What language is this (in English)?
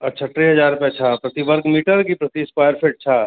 Sindhi